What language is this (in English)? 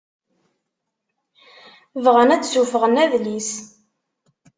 Kabyle